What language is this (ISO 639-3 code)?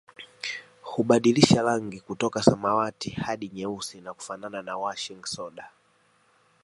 swa